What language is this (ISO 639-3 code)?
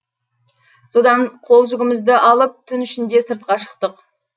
kaz